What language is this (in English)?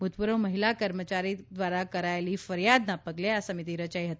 Gujarati